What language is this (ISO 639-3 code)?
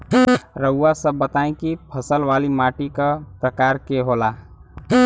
bho